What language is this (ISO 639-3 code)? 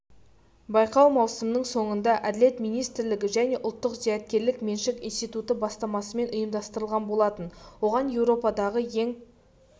kaz